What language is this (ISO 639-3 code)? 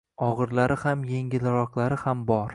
uzb